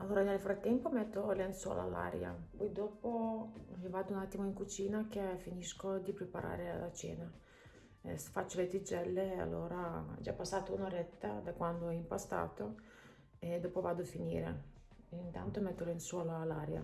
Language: Italian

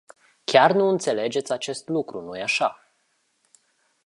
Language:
Romanian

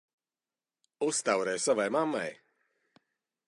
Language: Latvian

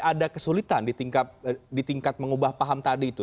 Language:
Indonesian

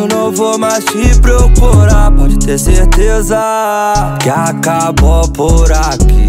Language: Romanian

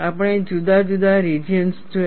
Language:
Gujarati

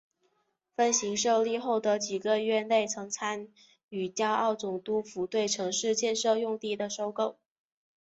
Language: Chinese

